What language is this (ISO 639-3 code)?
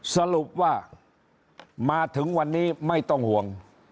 tha